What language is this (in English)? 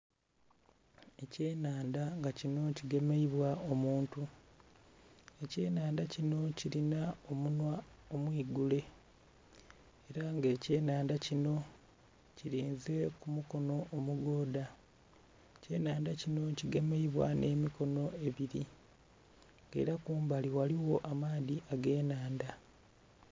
Soga